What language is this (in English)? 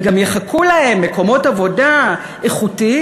Hebrew